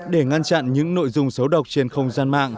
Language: Vietnamese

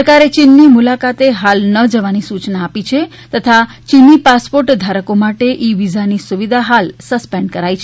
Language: Gujarati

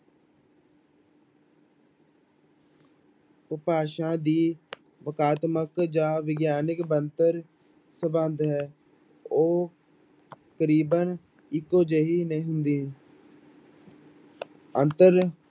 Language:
Punjabi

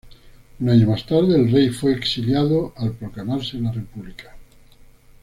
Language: Spanish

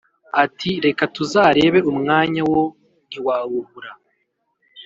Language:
Kinyarwanda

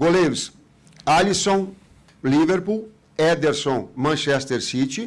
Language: Portuguese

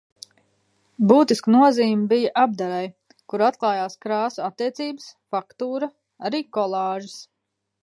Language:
Latvian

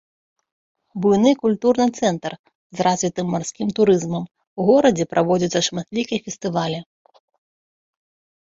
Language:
Belarusian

